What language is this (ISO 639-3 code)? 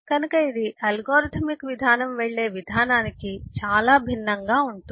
tel